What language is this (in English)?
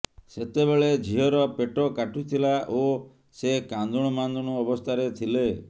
Odia